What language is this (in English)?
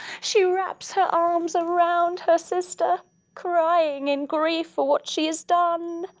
English